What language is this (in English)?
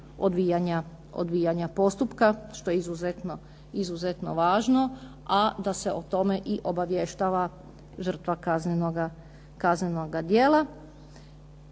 Croatian